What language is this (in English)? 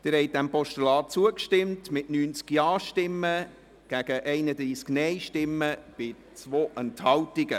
Swiss German